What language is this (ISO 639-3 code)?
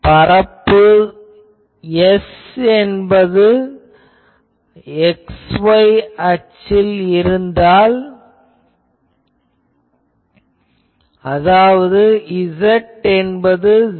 tam